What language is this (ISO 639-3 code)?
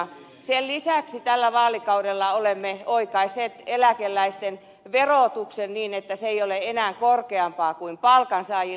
fin